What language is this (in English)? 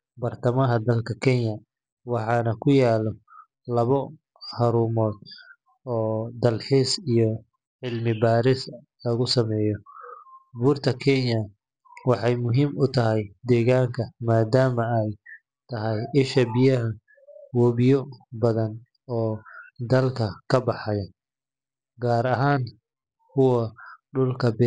Somali